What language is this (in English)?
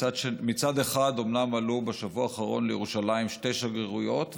Hebrew